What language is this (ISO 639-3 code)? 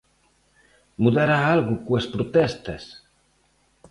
glg